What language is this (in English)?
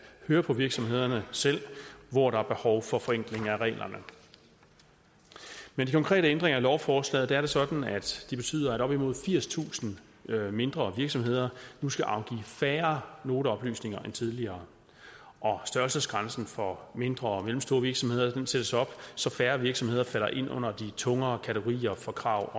Danish